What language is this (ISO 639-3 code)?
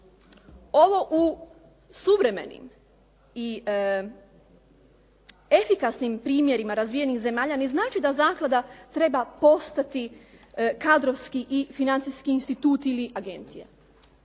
hrv